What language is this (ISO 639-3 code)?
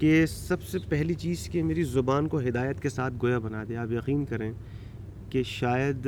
urd